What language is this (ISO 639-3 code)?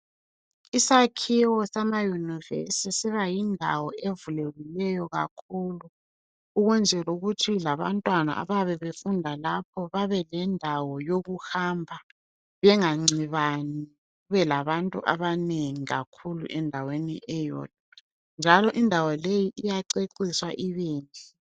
nde